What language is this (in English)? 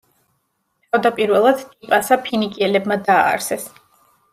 Georgian